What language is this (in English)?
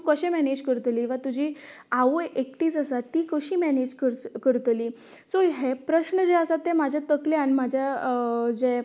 Konkani